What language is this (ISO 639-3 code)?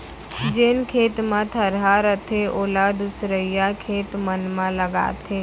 hne